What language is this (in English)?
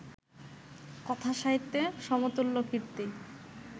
Bangla